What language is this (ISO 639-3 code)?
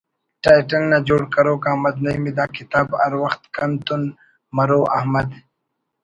brh